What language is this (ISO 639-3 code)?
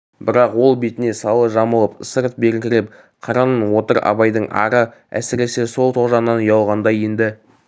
kaz